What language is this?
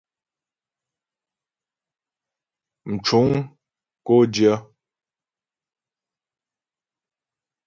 Ghomala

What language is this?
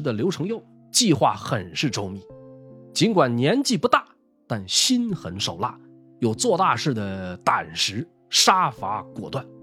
Chinese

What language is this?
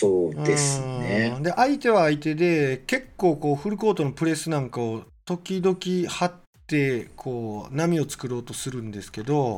Japanese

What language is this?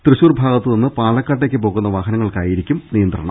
Malayalam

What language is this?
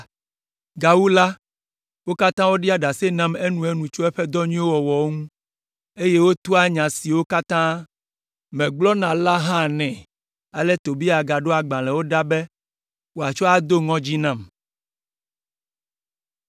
Ewe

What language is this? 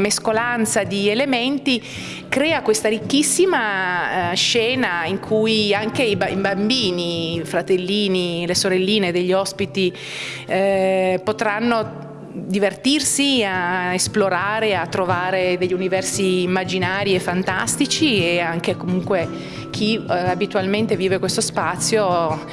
Italian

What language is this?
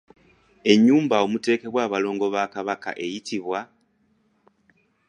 Ganda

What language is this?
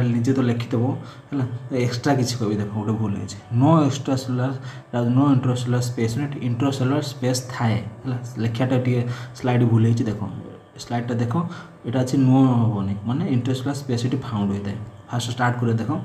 Hindi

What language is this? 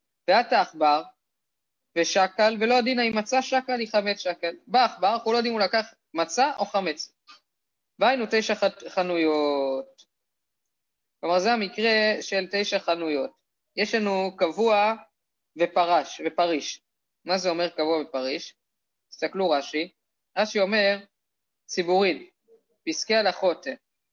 Hebrew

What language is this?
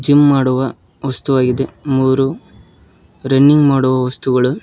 Kannada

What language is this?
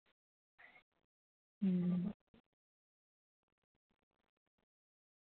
Dogri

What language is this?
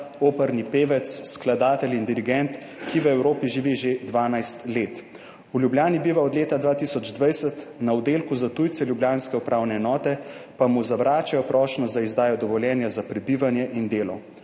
Slovenian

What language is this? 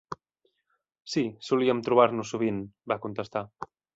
Catalan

